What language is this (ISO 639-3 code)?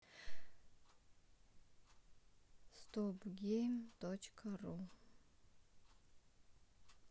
rus